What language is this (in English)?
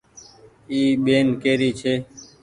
Goaria